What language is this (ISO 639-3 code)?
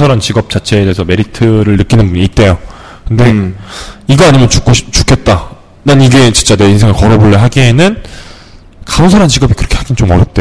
kor